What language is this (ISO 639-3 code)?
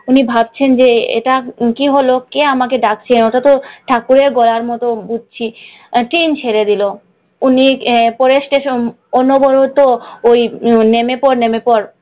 ben